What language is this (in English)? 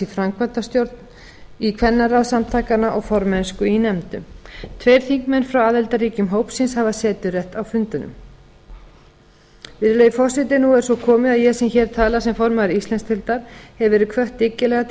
Icelandic